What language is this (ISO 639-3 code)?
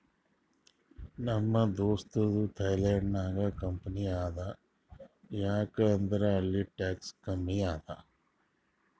kan